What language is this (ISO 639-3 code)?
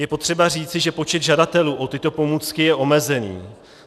ces